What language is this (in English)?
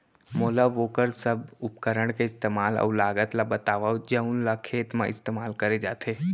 Chhattisgarhi